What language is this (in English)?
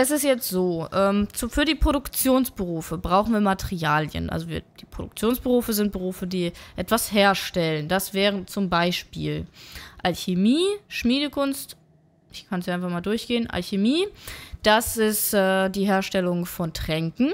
German